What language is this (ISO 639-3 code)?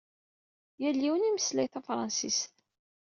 kab